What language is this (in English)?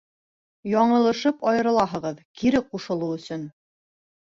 Bashkir